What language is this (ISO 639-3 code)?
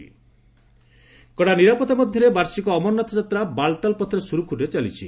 ori